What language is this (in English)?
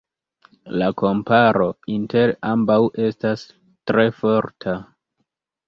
Esperanto